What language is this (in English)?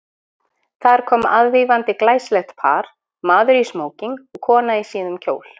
Icelandic